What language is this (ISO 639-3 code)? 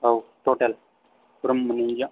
brx